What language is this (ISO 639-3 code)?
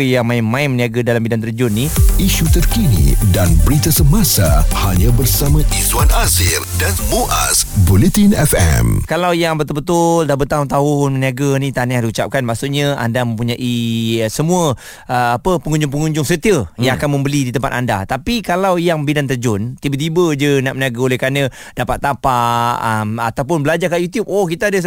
msa